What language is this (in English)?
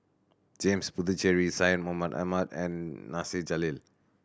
English